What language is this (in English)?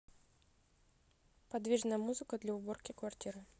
Russian